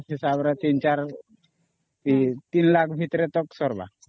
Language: Odia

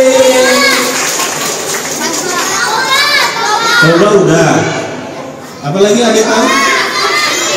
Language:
Indonesian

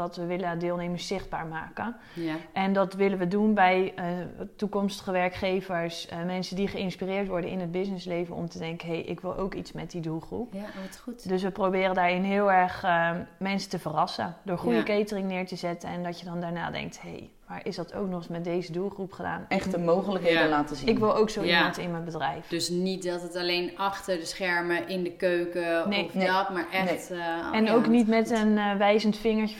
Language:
Dutch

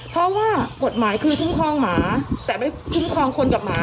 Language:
Thai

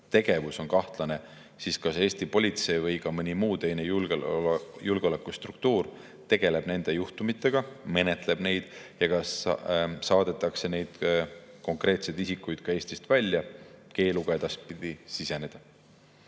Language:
Estonian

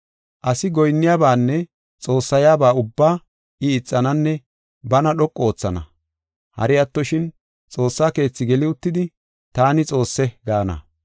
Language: Gofa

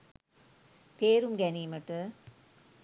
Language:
Sinhala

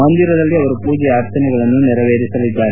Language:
Kannada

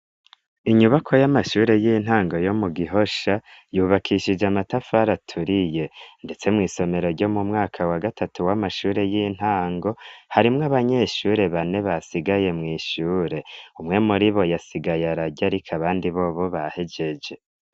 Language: Rundi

